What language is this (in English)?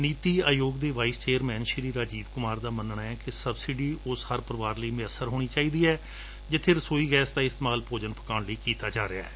Punjabi